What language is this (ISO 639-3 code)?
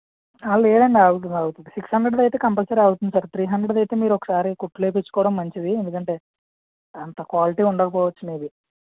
tel